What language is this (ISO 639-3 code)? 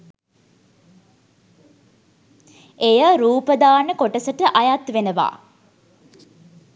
sin